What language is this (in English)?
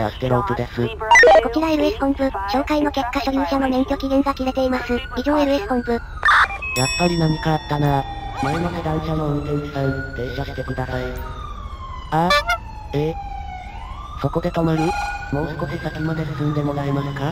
Japanese